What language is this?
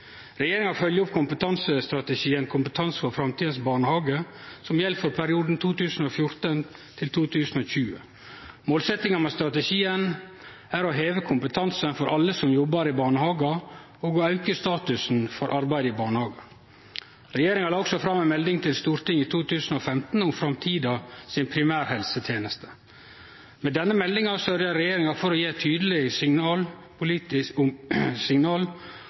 Norwegian Nynorsk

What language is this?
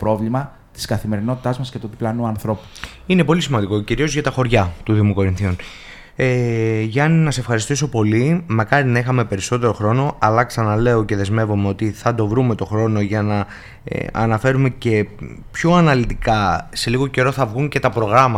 Greek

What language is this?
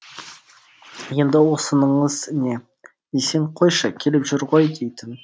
Kazakh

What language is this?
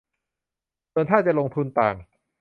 Thai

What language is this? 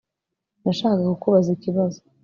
Kinyarwanda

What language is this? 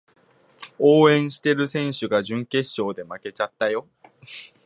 Japanese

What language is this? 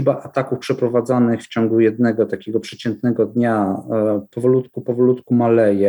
Polish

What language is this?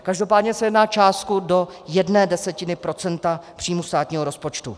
Czech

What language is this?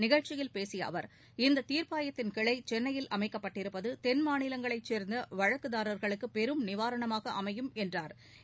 Tamil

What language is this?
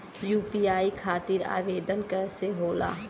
Bhojpuri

